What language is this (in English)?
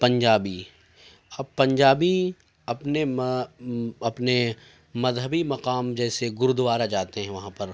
Urdu